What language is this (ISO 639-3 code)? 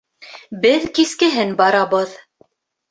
bak